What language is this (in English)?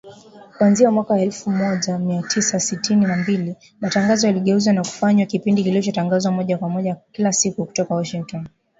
Swahili